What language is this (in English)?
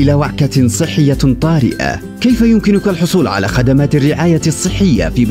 Arabic